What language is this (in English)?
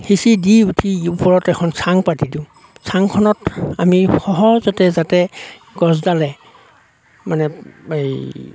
Assamese